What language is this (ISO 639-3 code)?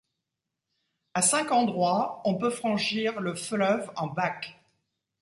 fra